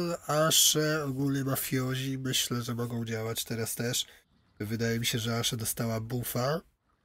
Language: Polish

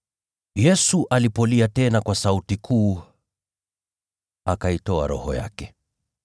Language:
Swahili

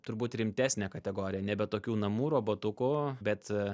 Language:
Lithuanian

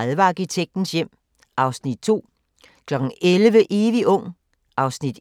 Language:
Danish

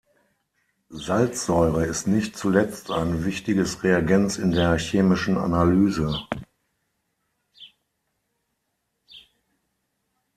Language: German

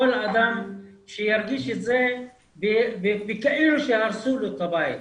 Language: Hebrew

